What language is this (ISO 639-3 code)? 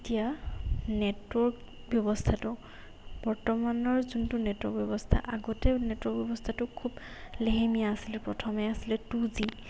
asm